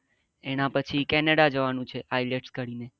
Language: Gujarati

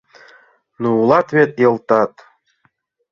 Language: Mari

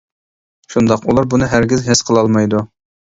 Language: Uyghur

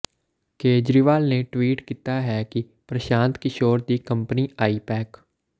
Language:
Punjabi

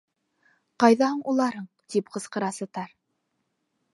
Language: Bashkir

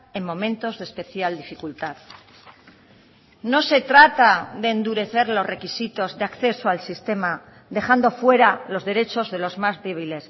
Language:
Spanish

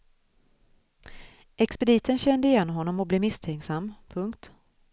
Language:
Swedish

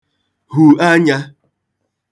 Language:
Igbo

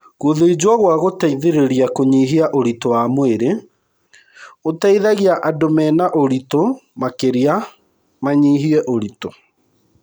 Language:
Kikuyu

